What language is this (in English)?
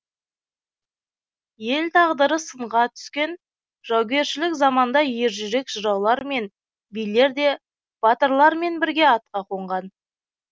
Kazakh